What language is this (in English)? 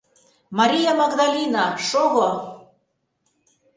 Mari